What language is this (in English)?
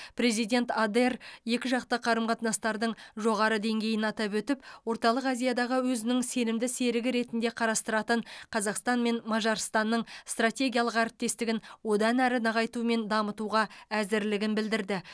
Kazakh